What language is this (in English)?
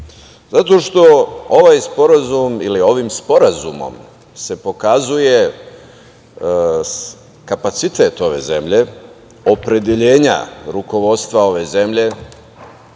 Serbian